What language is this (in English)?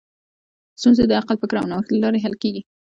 Pashto